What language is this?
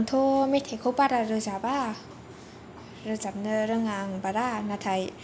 Bodo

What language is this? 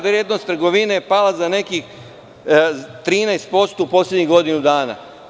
Serbian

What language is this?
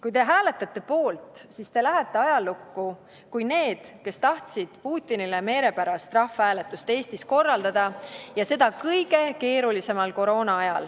Estonian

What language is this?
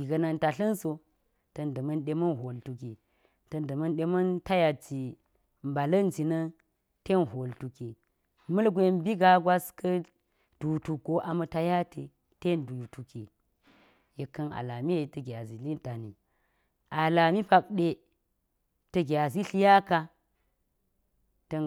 Geji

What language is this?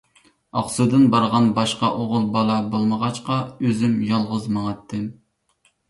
Uyghur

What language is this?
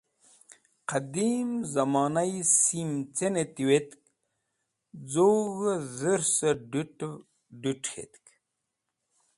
Wakhi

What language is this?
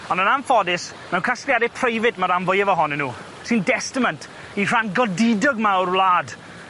Welsh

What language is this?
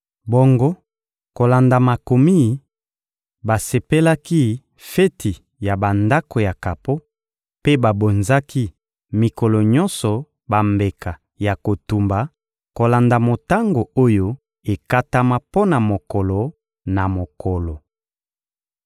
Lingala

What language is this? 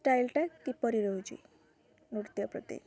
Odia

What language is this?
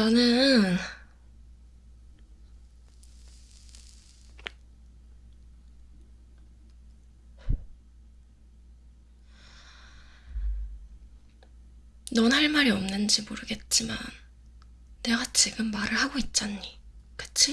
Korean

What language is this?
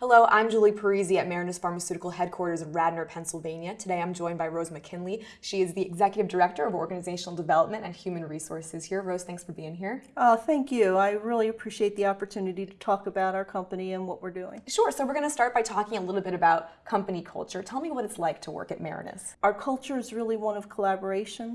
English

